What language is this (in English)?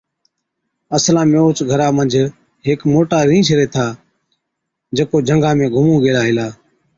Od